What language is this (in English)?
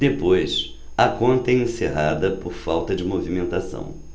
Portuguese